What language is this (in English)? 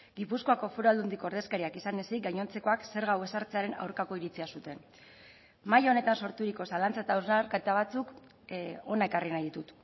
Basque